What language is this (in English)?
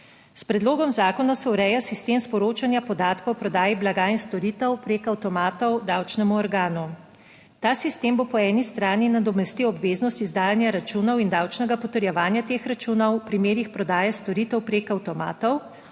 Slovenian